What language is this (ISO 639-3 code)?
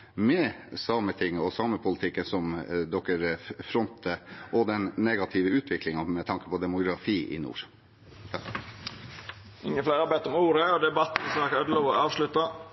nor